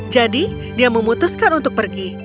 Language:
Indonesian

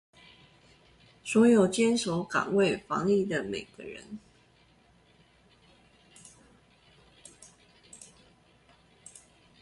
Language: Chinese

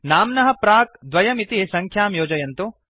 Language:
Sanskrit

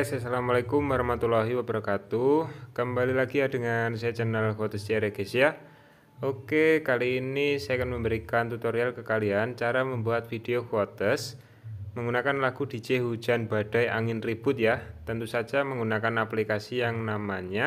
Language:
Indonesian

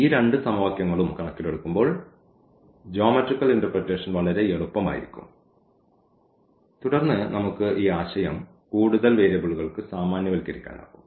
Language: Malayalam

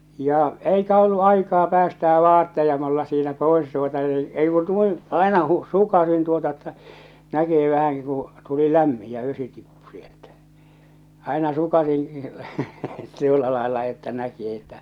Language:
Finnish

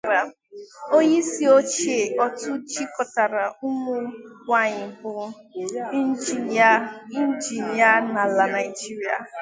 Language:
Igbo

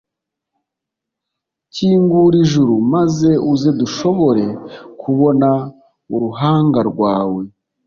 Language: Kinyarwanda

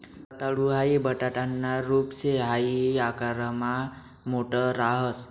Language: Marathi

